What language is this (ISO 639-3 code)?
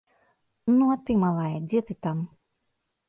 bel